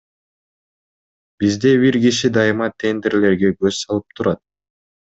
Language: Kyrgyz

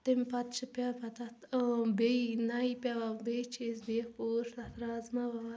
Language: Kashmiri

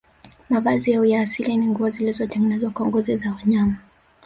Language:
Swahili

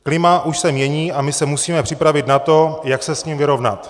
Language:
Czech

